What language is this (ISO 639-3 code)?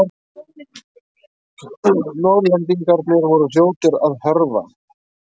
isl